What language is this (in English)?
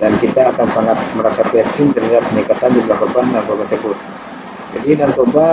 Indonesian